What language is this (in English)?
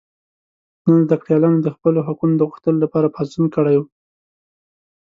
Pashto